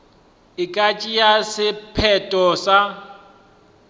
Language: Northern Sotho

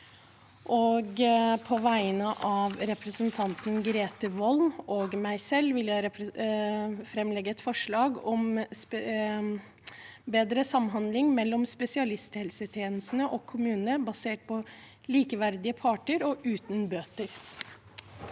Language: Norwegian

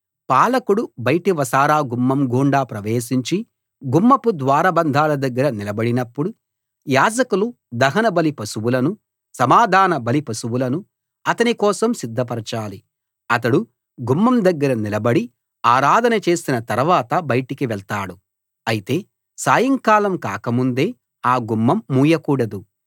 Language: Telugu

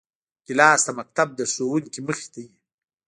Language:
Pashto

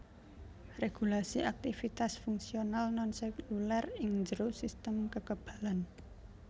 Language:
Javanese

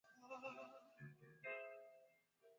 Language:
Swahili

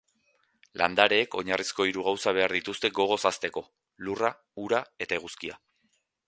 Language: Basque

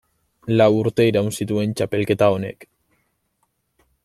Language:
Basque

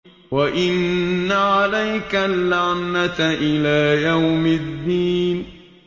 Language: Arabic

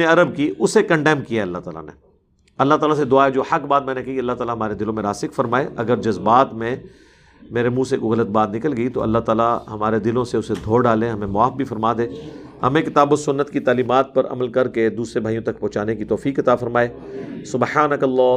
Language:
Urdu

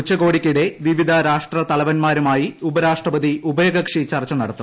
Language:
Malayalam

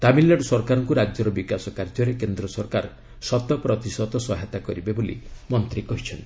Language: Odia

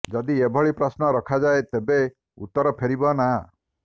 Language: Odia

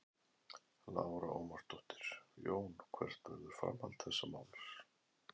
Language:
Icelandic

